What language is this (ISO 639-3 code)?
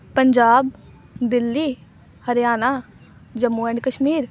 pan